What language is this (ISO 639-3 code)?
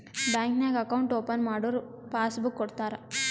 kan